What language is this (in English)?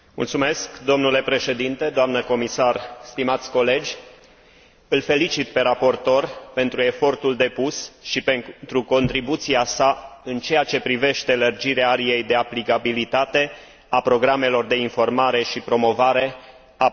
Romanian